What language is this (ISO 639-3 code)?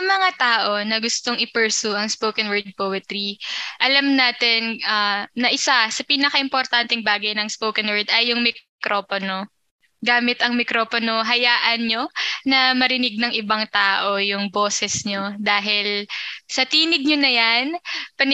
fil